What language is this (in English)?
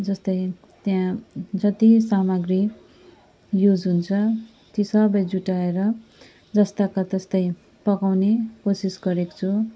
Nepali